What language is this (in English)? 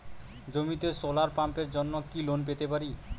Bangla